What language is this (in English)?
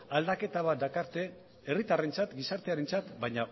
Basque